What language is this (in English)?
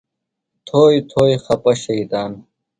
Phalura